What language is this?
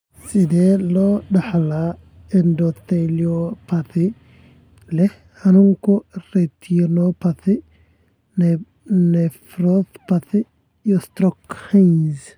Somali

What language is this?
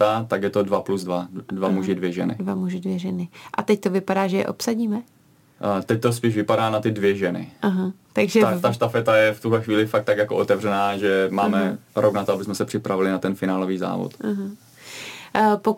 Czech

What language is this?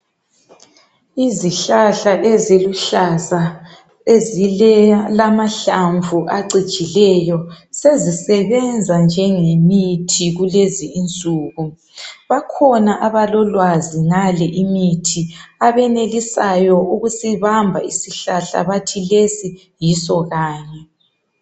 North Ndebele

